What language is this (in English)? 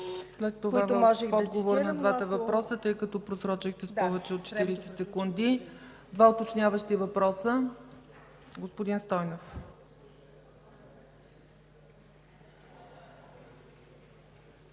Bulgarian